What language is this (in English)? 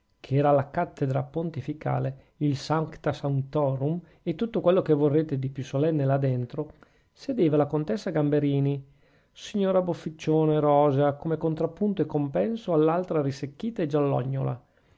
Italian